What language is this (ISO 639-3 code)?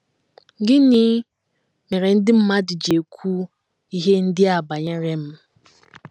ibo